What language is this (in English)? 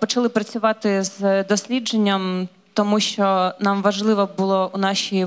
Polish